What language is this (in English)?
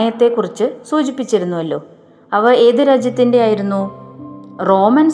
Malayalam